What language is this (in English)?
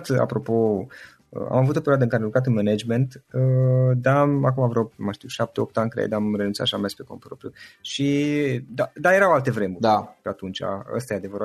Romanian